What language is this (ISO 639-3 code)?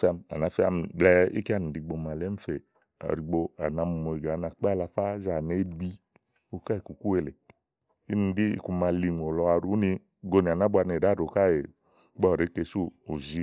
ahl